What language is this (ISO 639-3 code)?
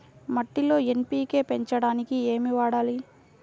tel